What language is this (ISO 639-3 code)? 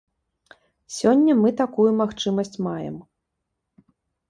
bel